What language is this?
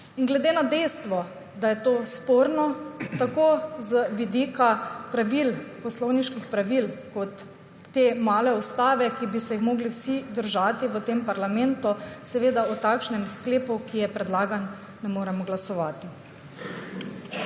Slovenian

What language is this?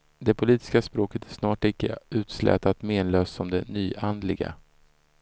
Swedish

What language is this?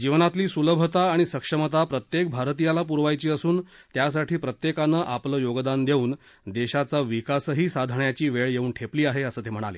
Marathi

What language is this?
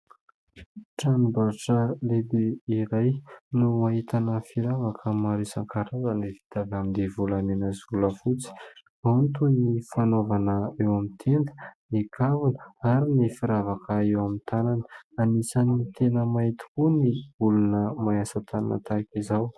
Malagasy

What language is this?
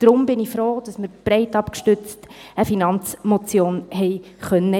Swiss German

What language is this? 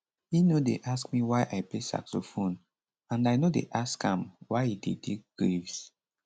Nigerian Pidgin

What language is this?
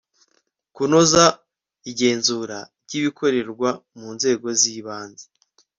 Kinyarwanda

